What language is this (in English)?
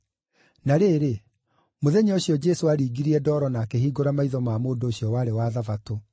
Kikuyu